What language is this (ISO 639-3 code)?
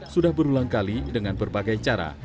ind